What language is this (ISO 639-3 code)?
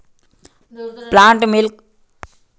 mag